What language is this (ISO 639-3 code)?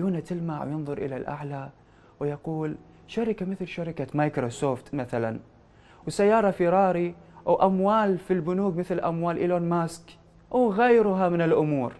ara